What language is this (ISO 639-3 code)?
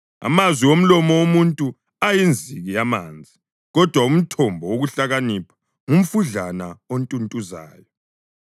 nde